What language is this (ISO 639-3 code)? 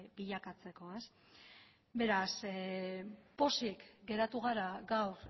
eus